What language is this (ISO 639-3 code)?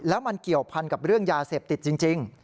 tha